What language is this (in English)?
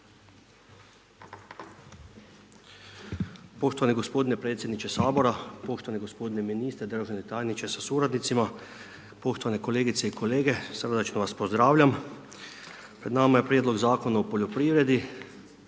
Croatian